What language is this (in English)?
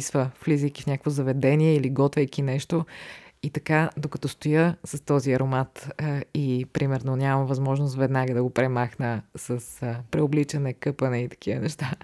Bulgarian